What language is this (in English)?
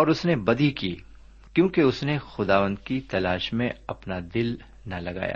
Urdu